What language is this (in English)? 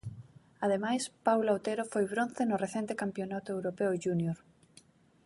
Galician